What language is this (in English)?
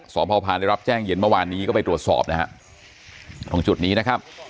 Thai